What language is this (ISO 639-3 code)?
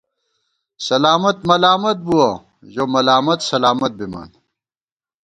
gwt